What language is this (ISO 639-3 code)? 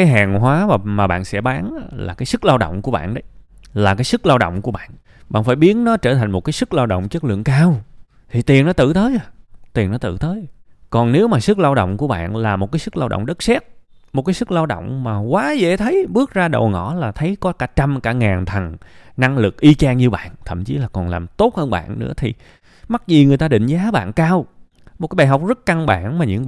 vie